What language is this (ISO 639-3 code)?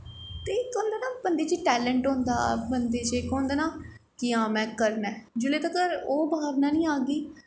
doi